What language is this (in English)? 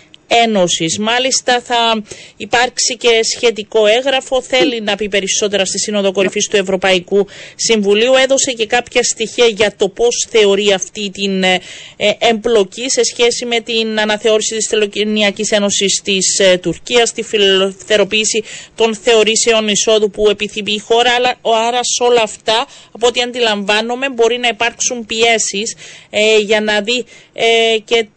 Greek